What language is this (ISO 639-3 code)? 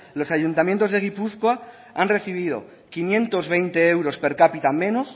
spa